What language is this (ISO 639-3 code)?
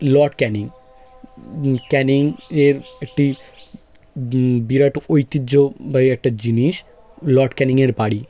ben